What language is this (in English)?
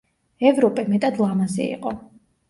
Georgian